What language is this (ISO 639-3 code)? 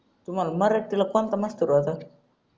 mar